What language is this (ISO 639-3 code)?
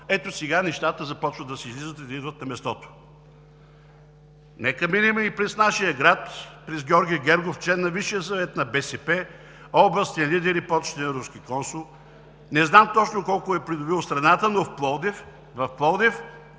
bul